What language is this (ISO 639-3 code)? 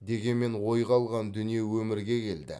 kaz